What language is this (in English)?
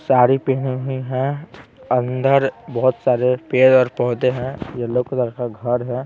Hindi